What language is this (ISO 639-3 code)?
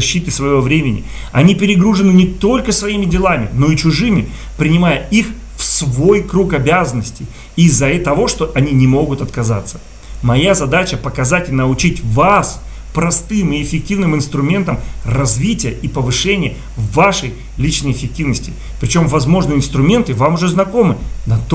rus